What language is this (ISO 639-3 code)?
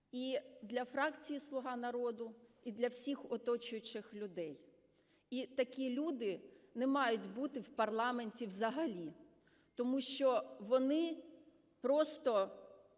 ukr